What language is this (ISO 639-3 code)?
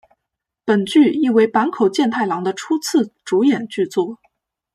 zho